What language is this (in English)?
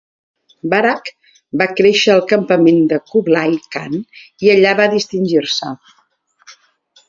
Catalan